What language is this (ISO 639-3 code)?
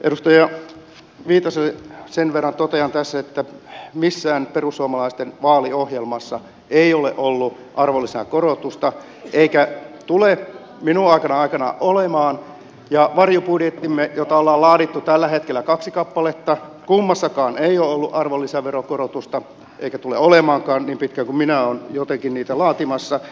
fin